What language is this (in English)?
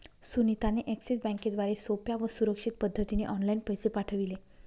Marathi